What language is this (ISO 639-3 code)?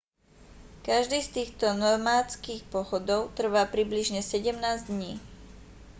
slk